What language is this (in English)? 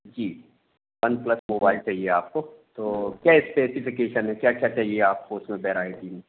Hindi